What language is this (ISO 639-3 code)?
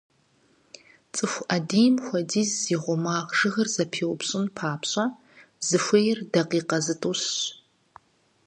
kbd